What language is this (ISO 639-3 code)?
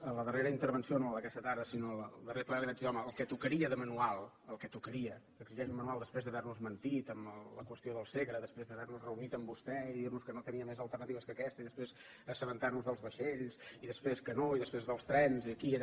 cat